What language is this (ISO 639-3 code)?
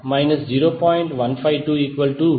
tel